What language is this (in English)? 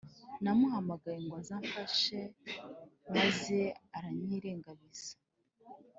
Kinyarwanda